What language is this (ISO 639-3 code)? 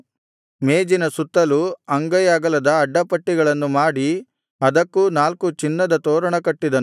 kan